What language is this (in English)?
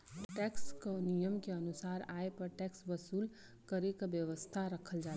Bhojpuri